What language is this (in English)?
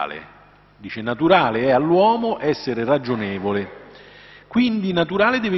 Italian